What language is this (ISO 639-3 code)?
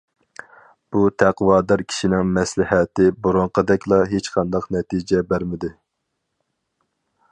uig